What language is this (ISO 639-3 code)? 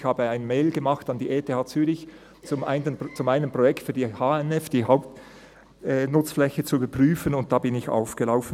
gsw